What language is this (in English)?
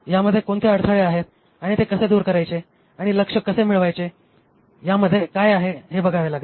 Marathi